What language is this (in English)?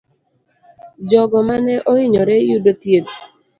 Luo (Kenya and Tanzania)